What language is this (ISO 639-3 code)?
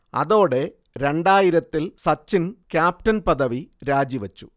mal